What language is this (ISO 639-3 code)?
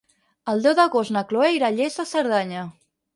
cat